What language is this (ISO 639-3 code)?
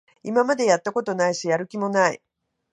jpn